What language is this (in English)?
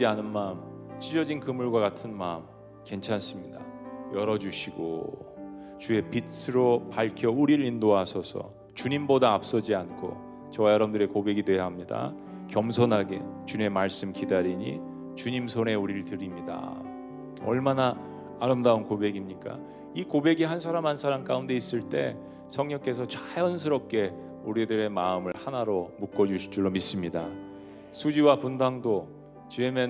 Korean